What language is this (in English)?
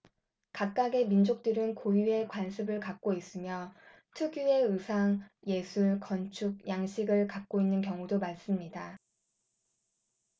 Korean